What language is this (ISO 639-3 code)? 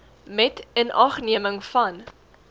afr